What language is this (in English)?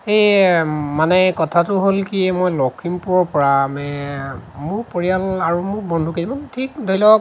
Assamese